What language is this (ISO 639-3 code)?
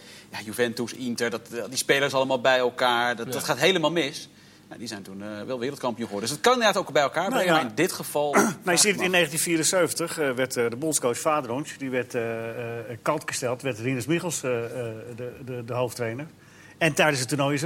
nld